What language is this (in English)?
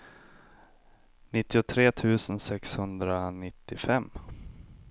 Swedish